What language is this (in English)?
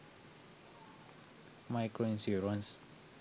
Sinhala